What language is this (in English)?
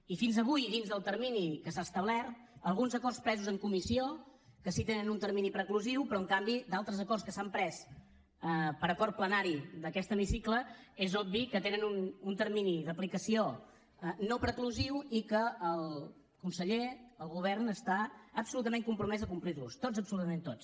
Catalan